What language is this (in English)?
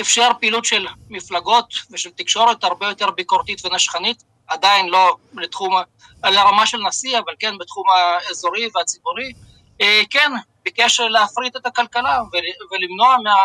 Hebrew